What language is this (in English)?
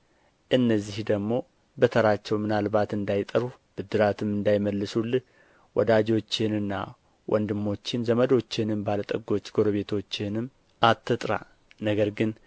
Amharic